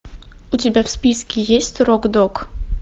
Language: Russian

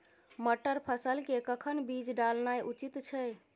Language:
Maithili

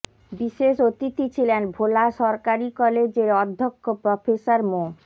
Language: Bangla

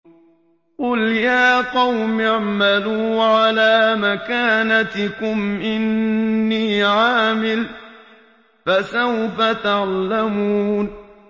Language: Arabic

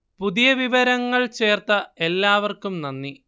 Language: Malayalam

